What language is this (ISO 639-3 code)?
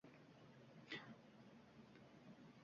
uzb